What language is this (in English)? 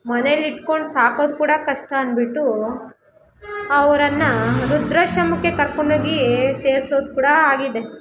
Kannada